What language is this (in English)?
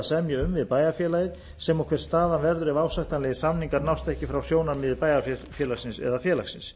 Icelandic